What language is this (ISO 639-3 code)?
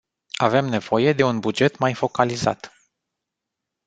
ron